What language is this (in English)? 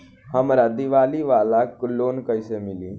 Bhojpuri